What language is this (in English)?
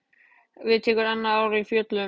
Icelandic